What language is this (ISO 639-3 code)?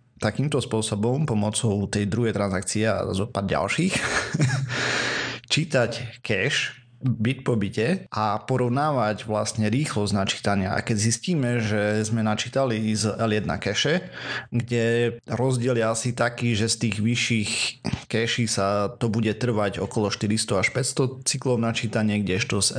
slk